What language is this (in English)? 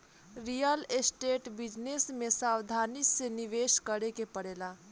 Bhojpuri